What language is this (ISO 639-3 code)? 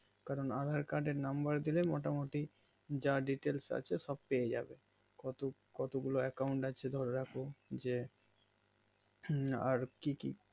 ben